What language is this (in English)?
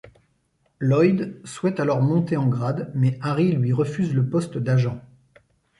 French